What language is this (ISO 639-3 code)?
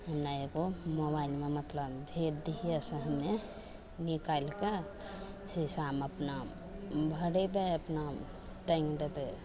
mai